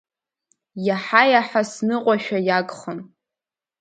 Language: Abkhazian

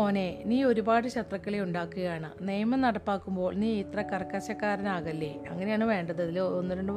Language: Malayalam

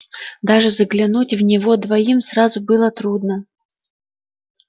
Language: Russian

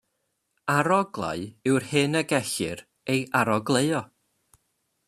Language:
Welsh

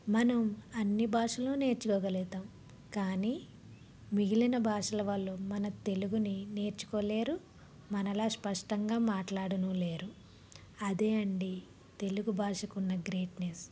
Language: Telugu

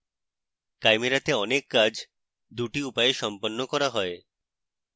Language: Bangla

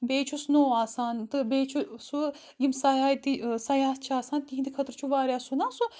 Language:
Kashmiri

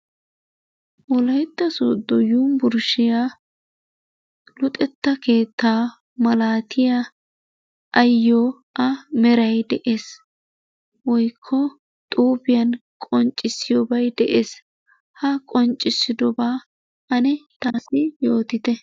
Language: Wolaytta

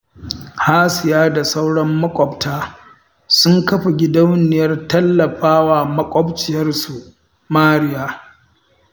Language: Hausa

